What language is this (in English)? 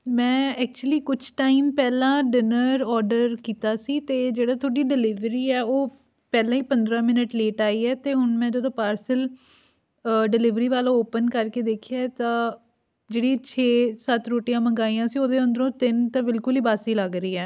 Punjabi